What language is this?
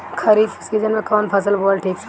Bhojpuri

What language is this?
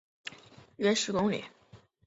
Chinese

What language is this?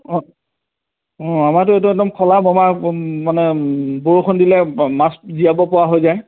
Assamese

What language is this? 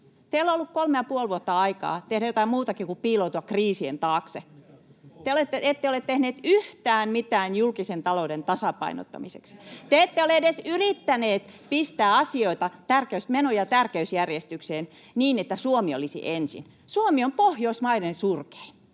Finnish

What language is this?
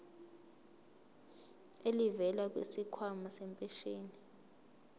Zulu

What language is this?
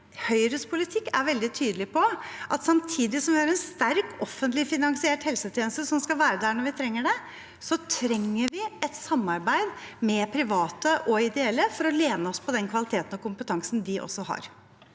Norwegian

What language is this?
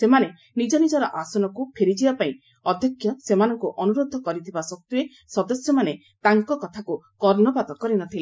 Odia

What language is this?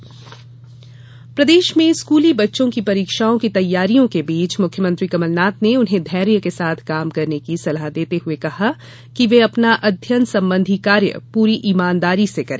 Hindi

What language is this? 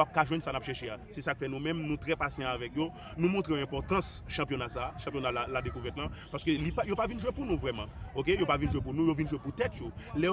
French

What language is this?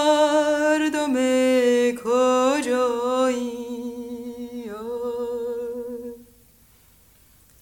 Greek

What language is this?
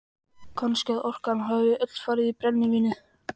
Icelandic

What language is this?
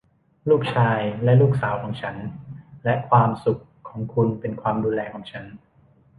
Thai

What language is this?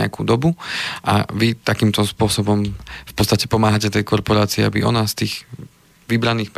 Slovak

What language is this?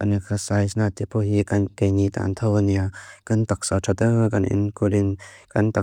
Mizo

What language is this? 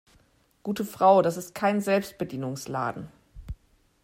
German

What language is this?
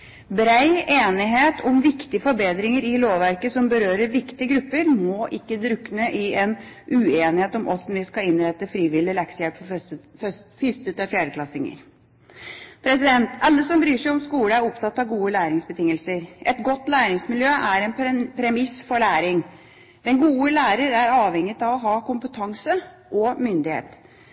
Norwegian Bokmål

